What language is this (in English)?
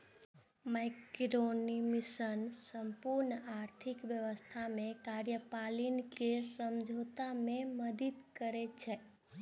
Maithili